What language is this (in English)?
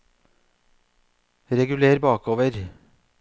Norwegian